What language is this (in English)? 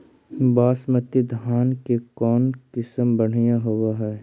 Magahi